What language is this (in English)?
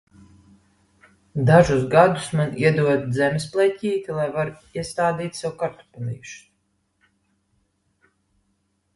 Latvian